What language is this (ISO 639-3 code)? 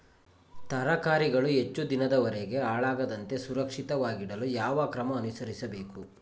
kan